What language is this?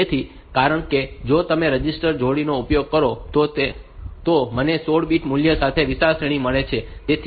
Gujarati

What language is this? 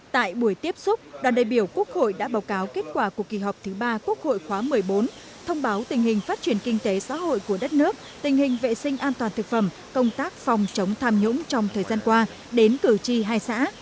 Vietnamese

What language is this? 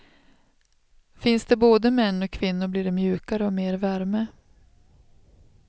Swedish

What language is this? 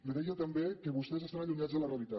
Catalan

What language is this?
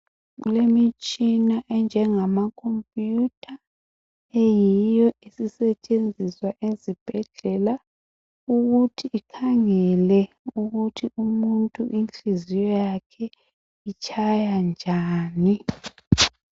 North Ndebele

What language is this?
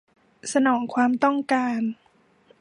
Thai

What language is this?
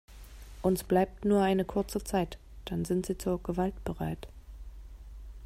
German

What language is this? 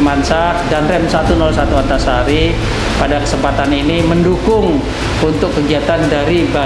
Indonesian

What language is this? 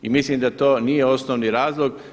Croatian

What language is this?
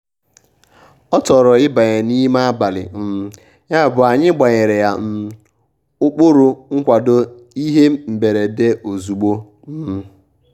Igbo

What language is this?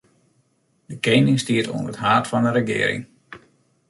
Western Frisian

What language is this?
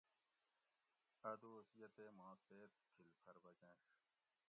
Gawri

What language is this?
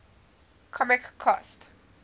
English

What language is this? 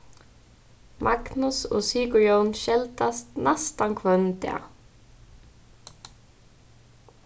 Faroese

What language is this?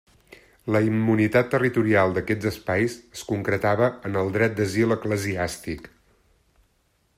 Catalan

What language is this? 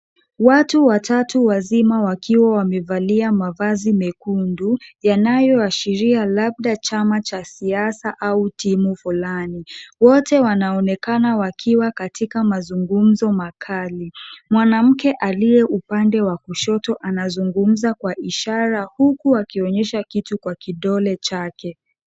Swahili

